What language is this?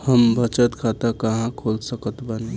Bhojpuri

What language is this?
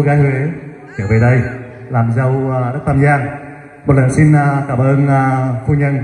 Vietnamese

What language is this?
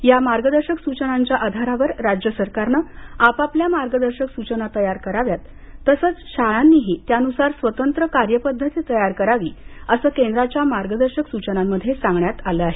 Marathi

